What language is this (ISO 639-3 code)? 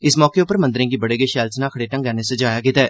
doi